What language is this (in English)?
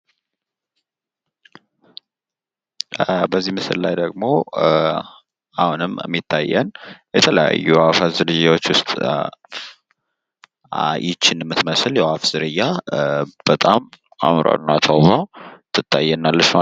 Amharic